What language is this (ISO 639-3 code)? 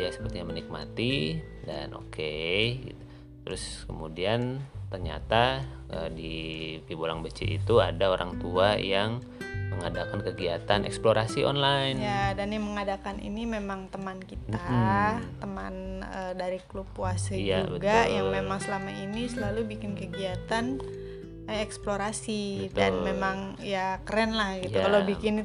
ind